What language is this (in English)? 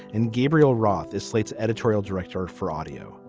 English